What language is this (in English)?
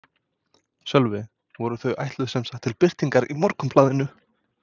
Icelandic